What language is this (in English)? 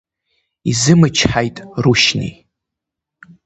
Abkhazian